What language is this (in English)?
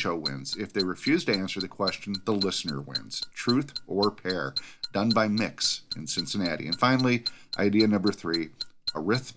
English